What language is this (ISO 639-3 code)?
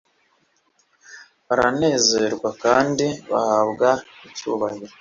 kin